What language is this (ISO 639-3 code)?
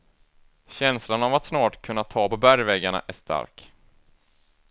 swe